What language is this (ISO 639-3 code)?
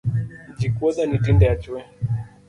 luo